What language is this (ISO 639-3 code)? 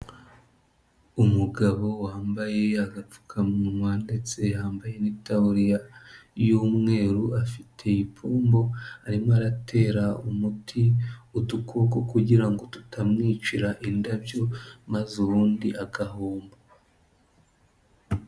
kin